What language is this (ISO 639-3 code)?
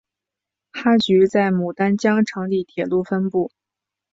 zho